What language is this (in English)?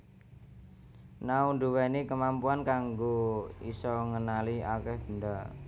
Javanese